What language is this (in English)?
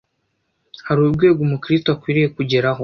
Kinyarwanda